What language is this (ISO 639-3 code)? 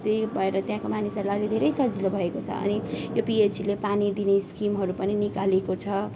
nep